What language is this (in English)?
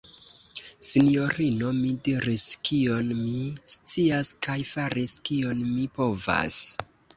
Esperanto